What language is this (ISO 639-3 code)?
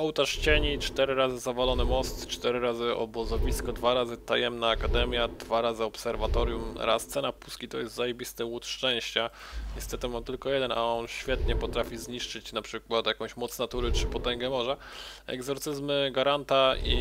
pol